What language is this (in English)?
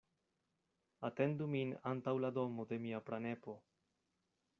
Esperanto